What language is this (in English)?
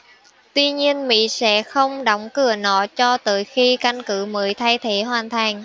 Vietnamese